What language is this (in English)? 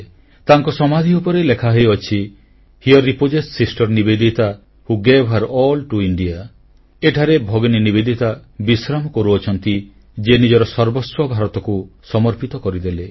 Odia